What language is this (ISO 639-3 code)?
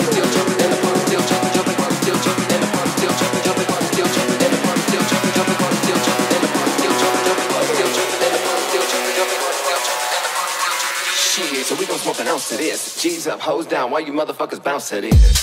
eng